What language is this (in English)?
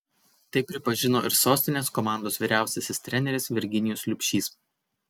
Lithuanian